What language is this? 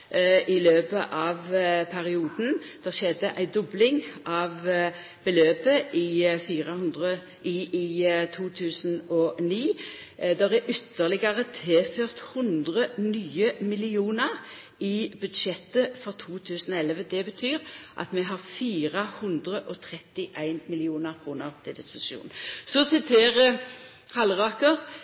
Norwegian Nynorsk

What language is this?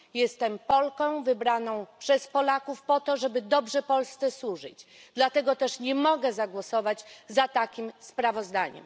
Polish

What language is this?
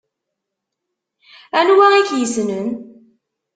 Kabyle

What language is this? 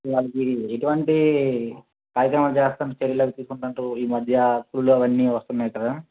Telugu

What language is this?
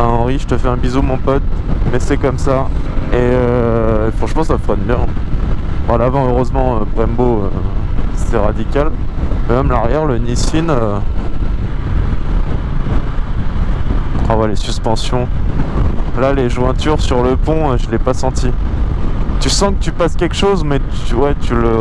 French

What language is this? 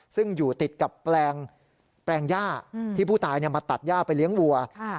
Thai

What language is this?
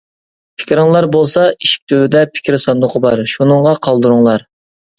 Uyghur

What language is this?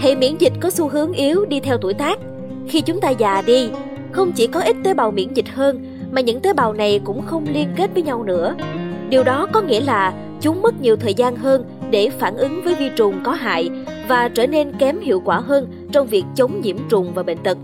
Vietnamese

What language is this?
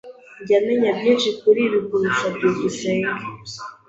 Kinyarwanda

